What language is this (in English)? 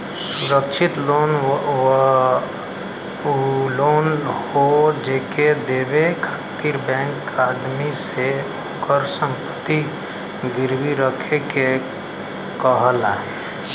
Bhojpuri